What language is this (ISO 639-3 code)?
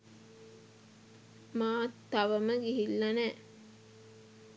sin